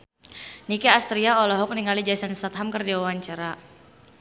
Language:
Sundanese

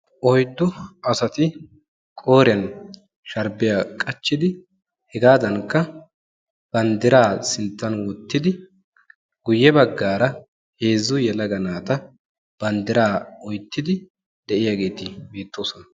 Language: Wolaytta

